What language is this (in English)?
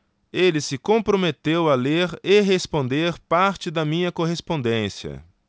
Portuguese